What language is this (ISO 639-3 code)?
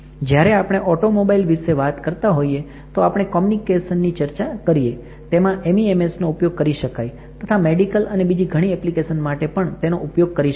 guj